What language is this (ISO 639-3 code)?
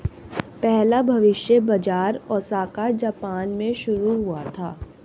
hin